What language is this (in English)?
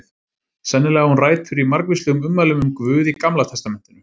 Icelandic